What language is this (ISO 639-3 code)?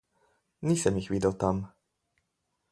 slv